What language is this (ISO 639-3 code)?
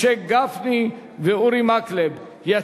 heb